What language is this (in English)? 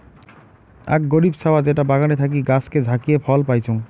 Bangla